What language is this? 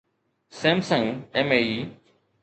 Sindhi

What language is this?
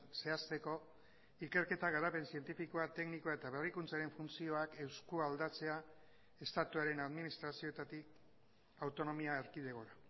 Basque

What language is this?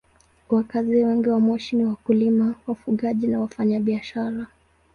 Swahili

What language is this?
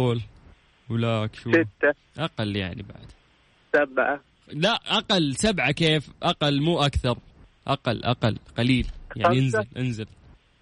Arabic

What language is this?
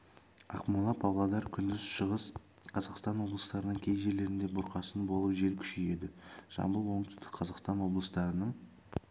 Kazakh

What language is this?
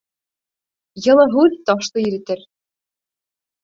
Bashkir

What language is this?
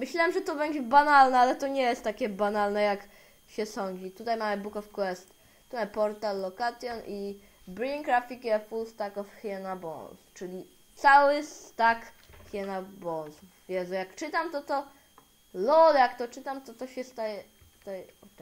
Polish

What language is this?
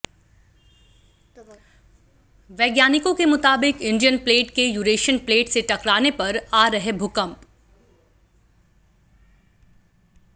Hindi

